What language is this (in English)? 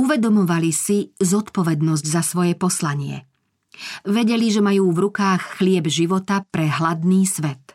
Slovak